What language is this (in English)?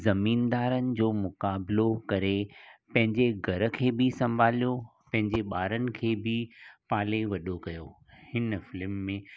Sindhi